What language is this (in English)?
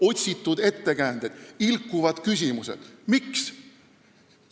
Estonian